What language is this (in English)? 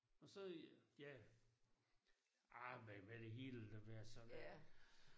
Danish